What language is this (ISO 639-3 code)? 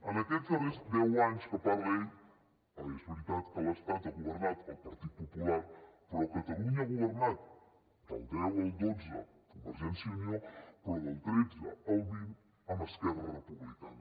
cat